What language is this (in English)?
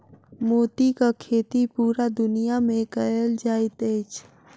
Maithili